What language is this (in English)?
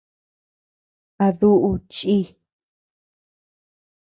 Tepeuxila Cuicatec